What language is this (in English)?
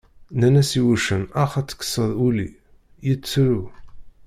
Kabyle